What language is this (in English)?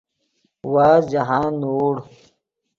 Yidgha